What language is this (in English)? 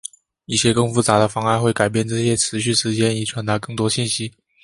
Chinese